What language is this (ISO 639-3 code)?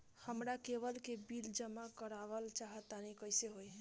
bho